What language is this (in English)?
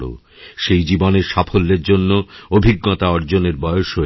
Bangla